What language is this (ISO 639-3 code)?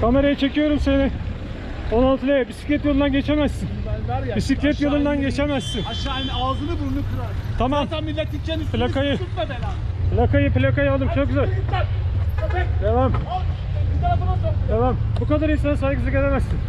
tur